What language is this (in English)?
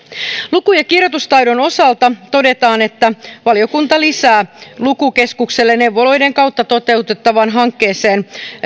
Finnish